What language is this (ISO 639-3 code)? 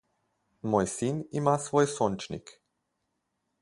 slv